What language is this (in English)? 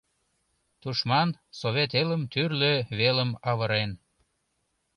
Mari